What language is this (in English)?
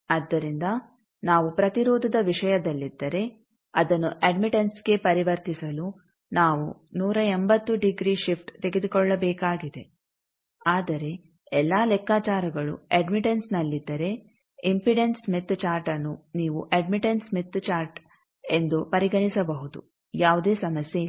Kannada